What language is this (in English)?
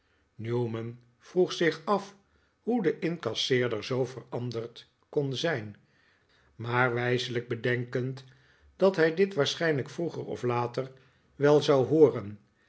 Dutch